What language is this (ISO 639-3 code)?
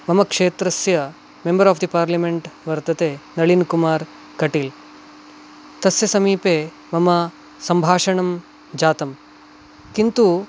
san